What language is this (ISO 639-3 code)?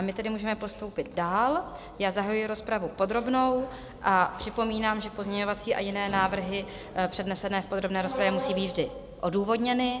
ces